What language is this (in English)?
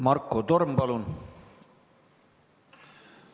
Estonian